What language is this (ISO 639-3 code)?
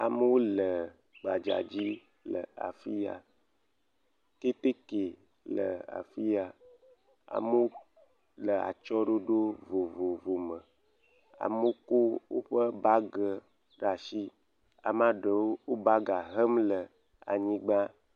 ewe